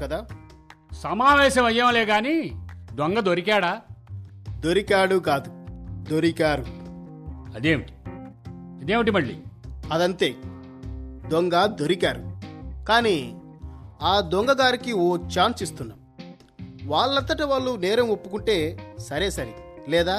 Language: Telugu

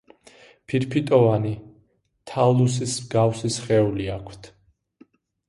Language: Georgian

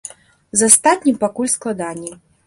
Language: Belarusian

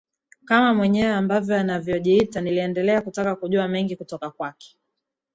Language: Swahili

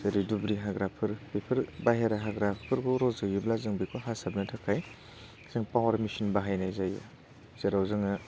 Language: Bodo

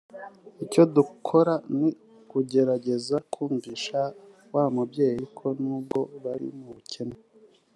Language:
Kinyarwanda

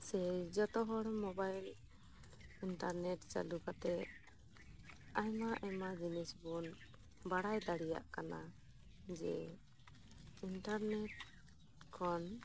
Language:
Santali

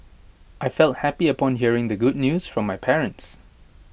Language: English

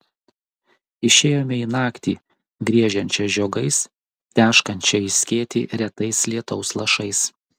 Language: Lithuanian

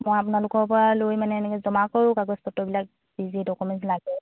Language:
Assamese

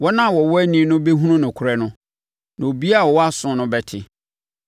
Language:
Akan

